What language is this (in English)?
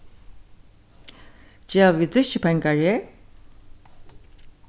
Faroese